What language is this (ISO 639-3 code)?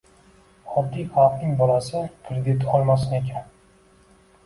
uzb